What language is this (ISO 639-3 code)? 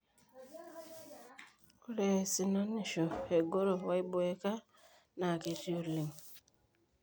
mas